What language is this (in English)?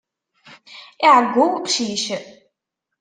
Kabyle